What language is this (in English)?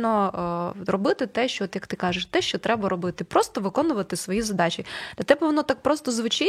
Ukrainian